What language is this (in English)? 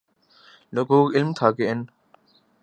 Urdu